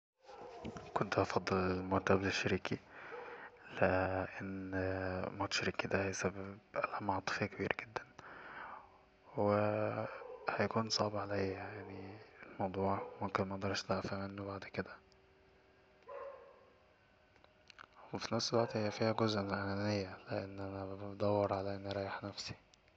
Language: Egyptian Arabic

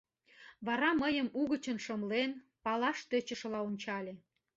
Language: Mari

